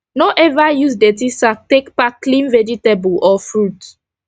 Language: Nigerian Pidgin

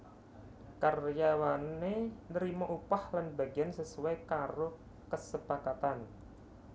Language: Javanese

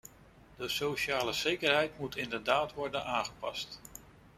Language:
Dutch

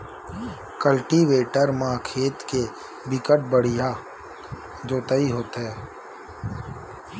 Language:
Chhattisgarhi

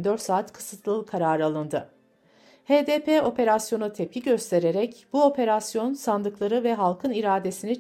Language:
Turkish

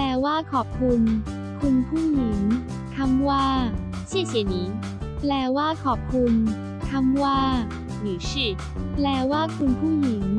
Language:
Thai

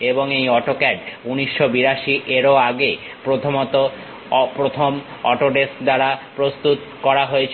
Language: Bangla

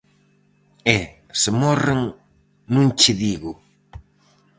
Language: Galician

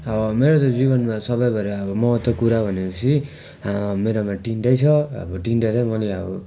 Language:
Nepali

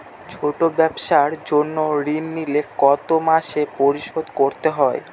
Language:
Bangla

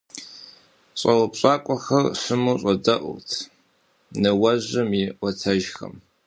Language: Kabardian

